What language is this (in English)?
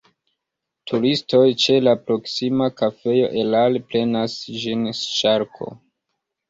Esperanto